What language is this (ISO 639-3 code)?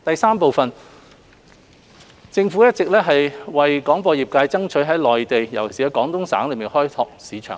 yue